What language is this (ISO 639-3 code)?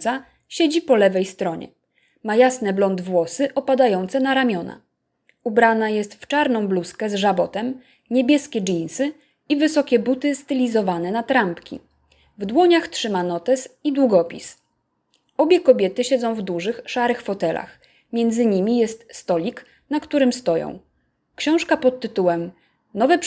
pol